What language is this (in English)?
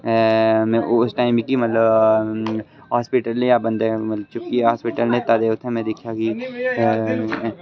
Dogri